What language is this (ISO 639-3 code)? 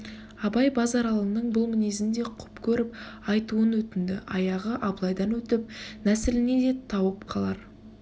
kaz